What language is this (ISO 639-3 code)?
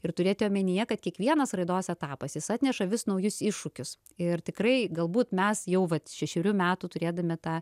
lit